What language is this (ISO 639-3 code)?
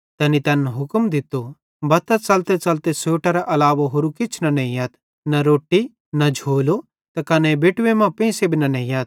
bhd